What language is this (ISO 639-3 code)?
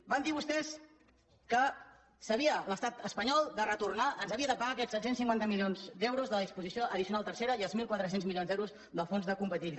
cat